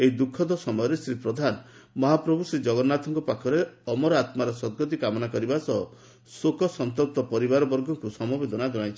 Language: Odia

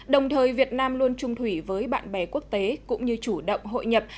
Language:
Vietnamese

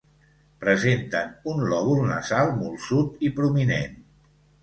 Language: Catalan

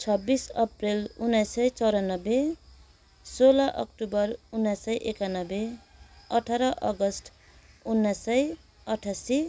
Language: Nepali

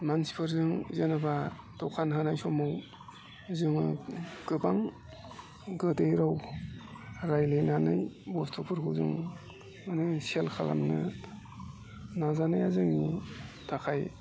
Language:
Bodo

